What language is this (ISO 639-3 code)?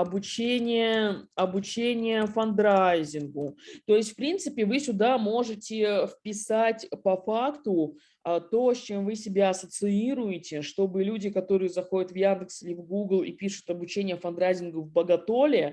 rus